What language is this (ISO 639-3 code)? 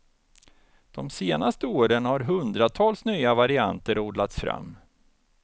swe